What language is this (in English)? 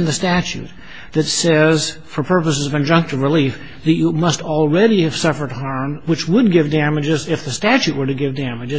English